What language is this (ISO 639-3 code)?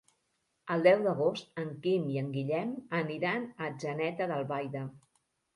cat